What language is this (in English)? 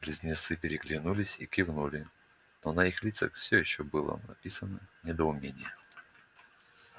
Russian